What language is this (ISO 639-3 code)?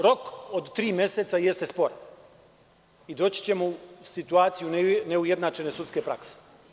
srp